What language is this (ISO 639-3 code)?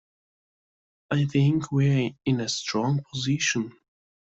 eng